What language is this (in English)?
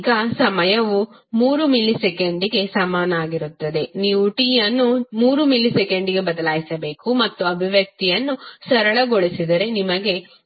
Kannada